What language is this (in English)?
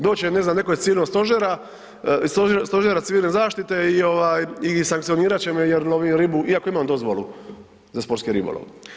Croatian